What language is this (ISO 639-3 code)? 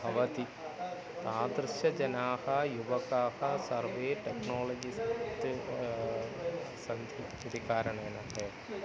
san